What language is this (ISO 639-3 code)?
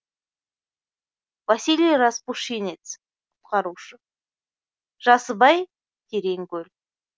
kaz